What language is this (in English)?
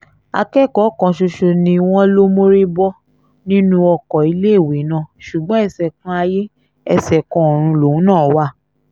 Yoruba